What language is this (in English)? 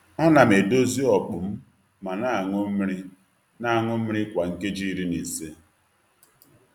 Igbo